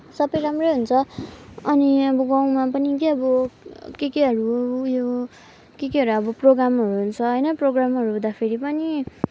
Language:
Nepali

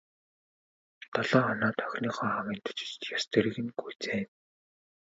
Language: Mongolian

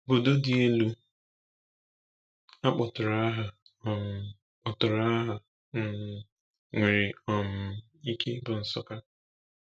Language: Igbo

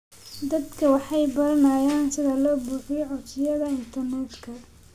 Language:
Somali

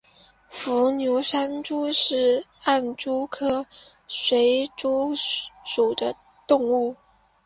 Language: Chinese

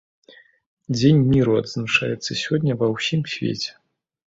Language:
Belarusian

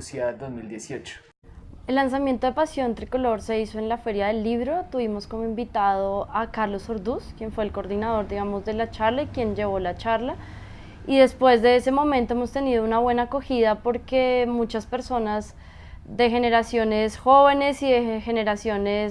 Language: Spanish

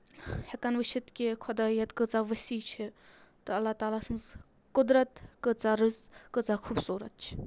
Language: Kashmiri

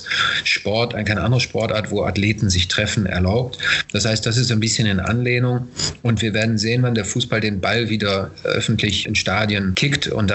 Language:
German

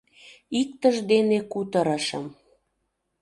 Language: Mari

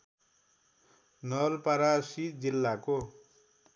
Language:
Nepali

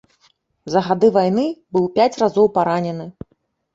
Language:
Belarusian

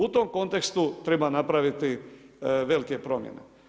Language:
Croatian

